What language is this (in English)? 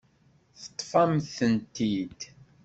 Kabyle